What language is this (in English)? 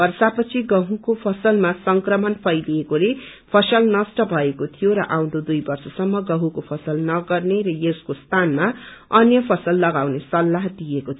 Nepali